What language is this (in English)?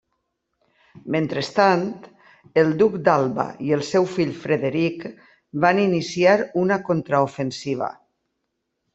Catalan